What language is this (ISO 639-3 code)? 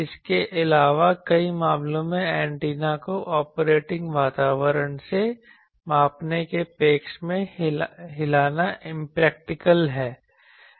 hin